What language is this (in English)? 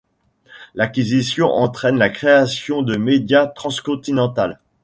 French